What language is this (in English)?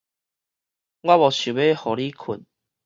Min Nan Chinese